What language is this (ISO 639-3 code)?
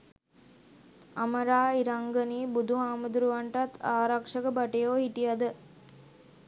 sin